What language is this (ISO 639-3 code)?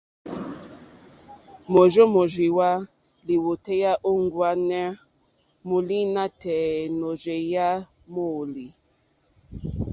bri